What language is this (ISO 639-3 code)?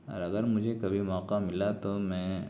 urd